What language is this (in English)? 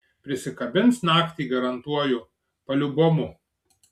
Lithuanian